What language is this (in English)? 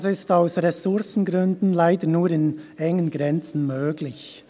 Swiss German